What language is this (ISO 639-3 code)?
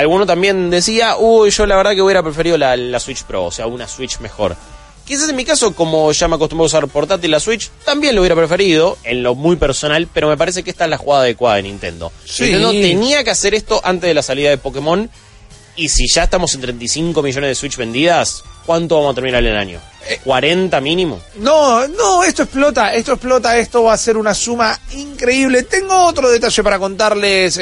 spa